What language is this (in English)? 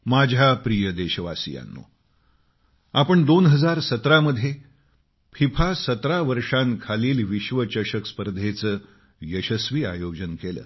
Marathi